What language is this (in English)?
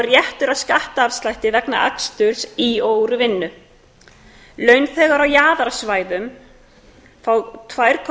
Icelandic